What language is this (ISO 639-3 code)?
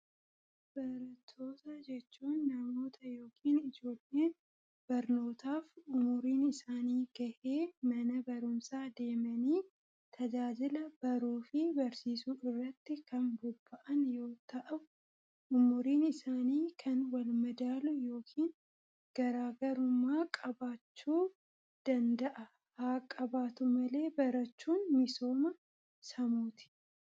orm